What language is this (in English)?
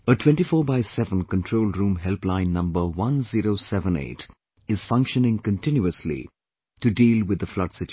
English